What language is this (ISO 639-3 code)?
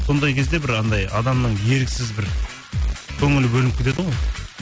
kaz